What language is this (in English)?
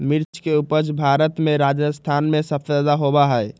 Magahi